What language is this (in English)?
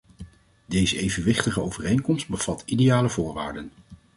Dutch